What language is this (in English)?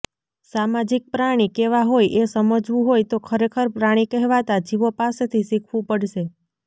Gujarati